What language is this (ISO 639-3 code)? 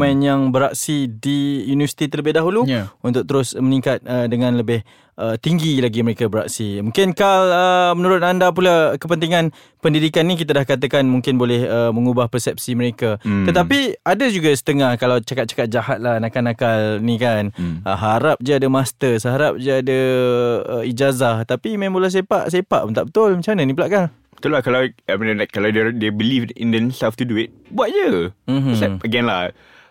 msa